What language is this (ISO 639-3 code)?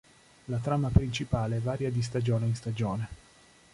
ita